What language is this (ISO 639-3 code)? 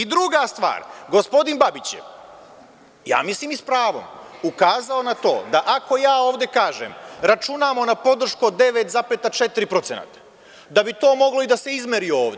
srp